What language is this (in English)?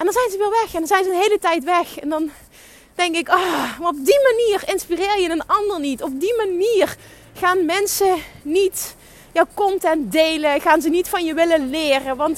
Dutch